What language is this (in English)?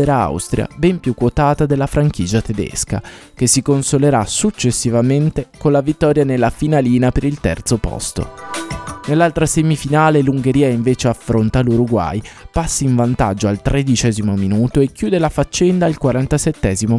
Italian